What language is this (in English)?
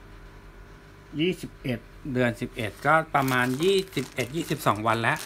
Thai